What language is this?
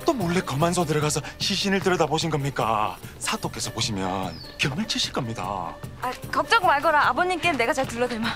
Korean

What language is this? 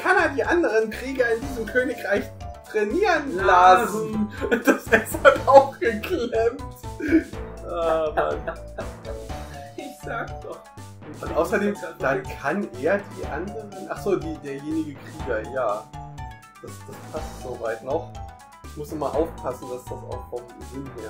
German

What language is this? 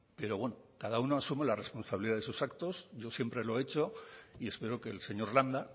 Spanish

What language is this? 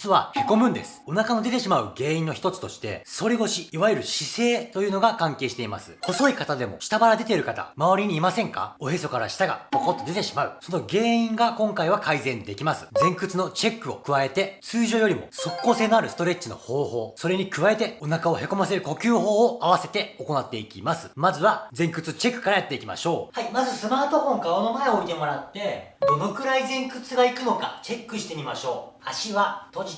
Japanese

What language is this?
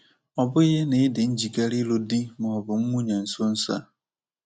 Igbo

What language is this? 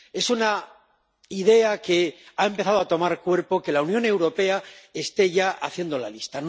Spanish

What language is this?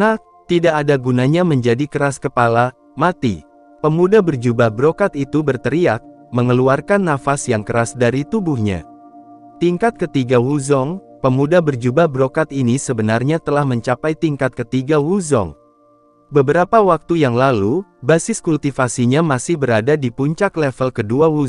Indonesian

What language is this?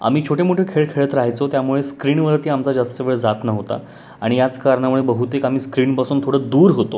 Marathi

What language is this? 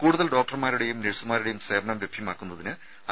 Malayalam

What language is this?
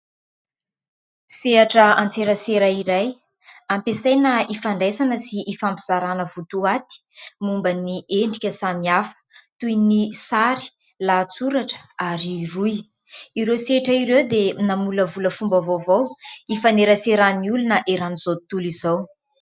Malagasy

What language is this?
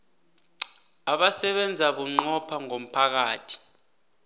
South Ndebele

